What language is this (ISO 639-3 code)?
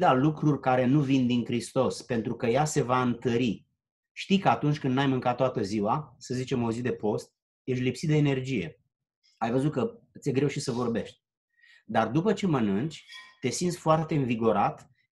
ron